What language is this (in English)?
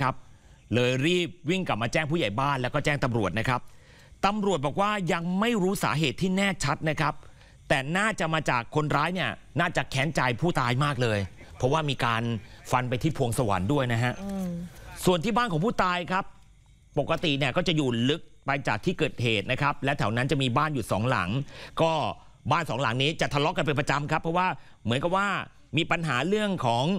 Thai